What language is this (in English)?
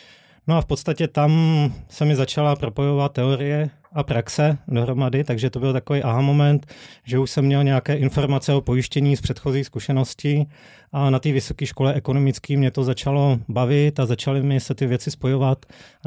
Czech